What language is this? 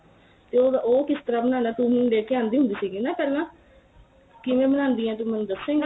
Punjabi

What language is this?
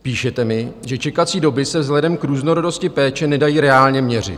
Czech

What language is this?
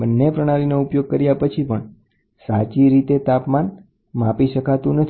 Gujarati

